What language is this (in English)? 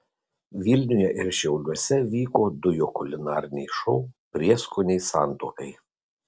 Lithuanian